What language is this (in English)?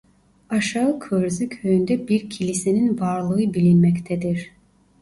Turkish